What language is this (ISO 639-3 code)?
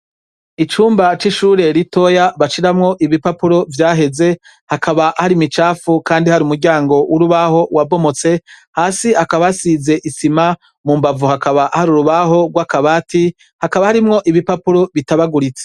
run